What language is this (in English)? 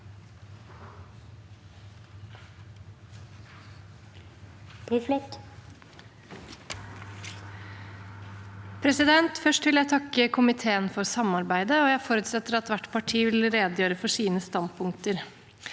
Norwegian